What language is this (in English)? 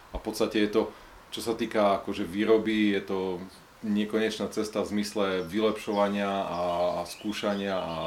Slovak